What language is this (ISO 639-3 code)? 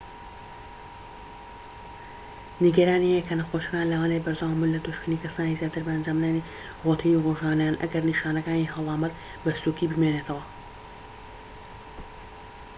ckb